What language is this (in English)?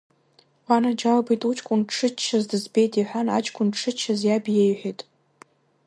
Abkhazian